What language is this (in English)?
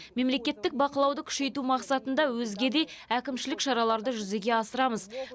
Kazakh